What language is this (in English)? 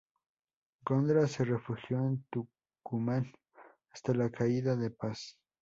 Spanish